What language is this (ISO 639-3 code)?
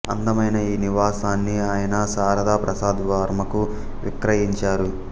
tel